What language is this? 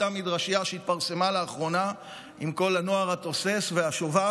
Hebrew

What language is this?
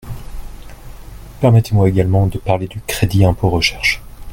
French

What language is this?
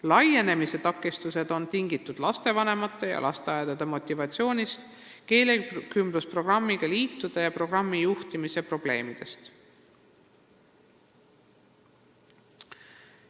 Estonian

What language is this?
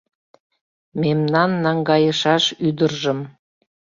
Mari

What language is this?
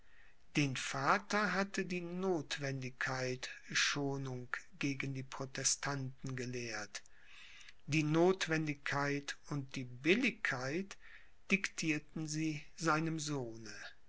German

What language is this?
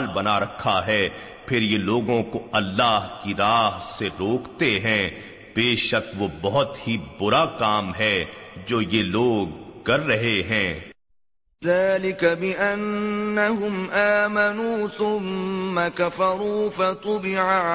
Urdu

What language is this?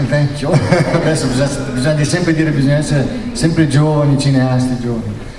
Italian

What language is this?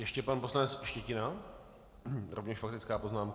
Czech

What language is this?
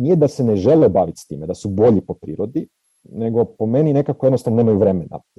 Croatian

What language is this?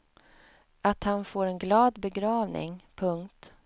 Swedish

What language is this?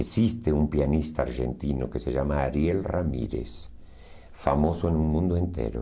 Portuguese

